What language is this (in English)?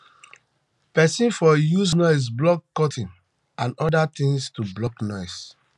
Nigerian Pidgin